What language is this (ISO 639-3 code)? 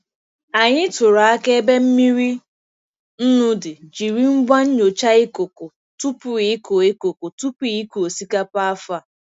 ibo